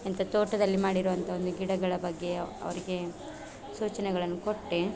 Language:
Kannada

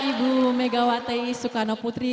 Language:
Indonesian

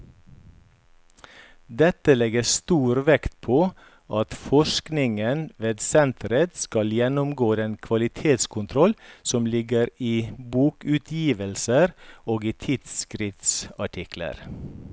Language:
Norwegian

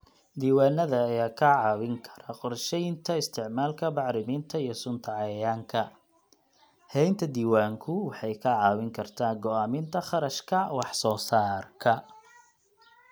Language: Somali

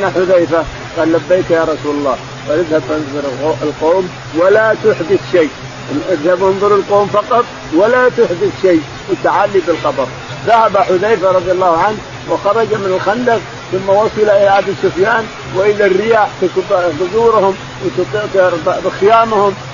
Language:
Arabic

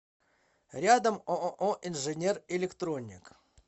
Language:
Russian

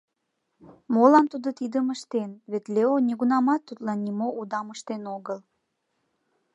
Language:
Mari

